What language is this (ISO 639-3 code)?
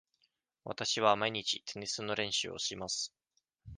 jpn